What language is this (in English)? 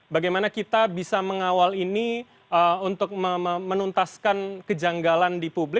Indonesian